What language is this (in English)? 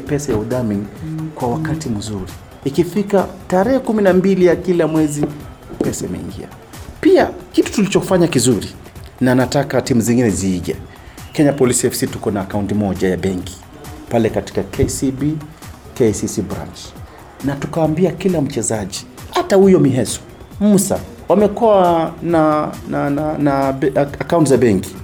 Swahili